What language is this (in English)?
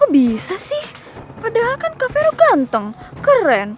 Indonesian